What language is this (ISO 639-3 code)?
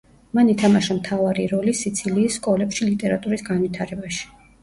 kat